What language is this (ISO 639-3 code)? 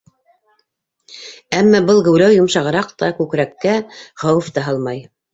bak